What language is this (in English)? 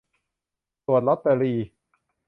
Thai